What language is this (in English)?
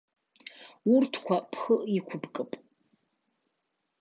Abkhazian